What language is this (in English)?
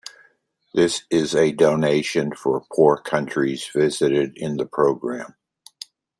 English